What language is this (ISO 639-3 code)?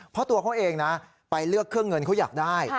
tha